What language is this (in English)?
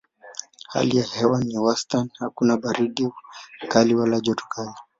Swahili